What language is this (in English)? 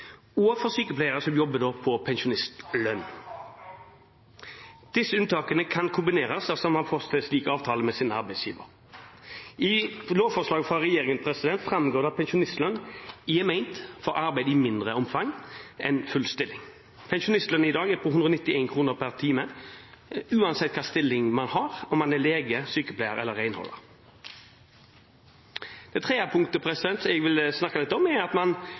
Norwegian Bokmål